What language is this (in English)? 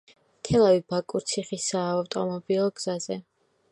Georgian